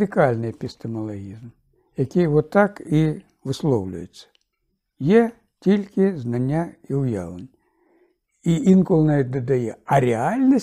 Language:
Ukrainian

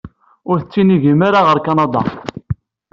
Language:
Kabyle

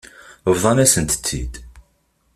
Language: Kabyle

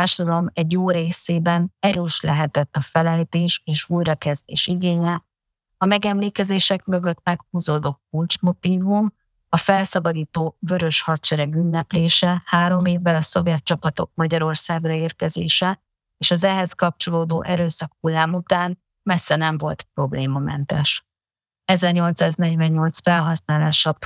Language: Hungarian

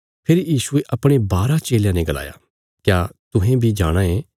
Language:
Bilaspuri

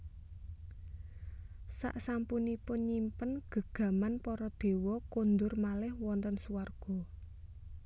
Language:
Javanese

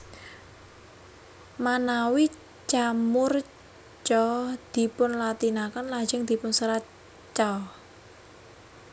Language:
Javanese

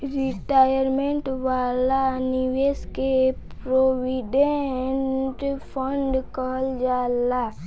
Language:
Bhojpuri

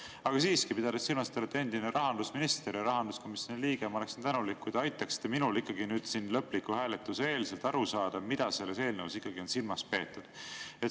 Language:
Estonian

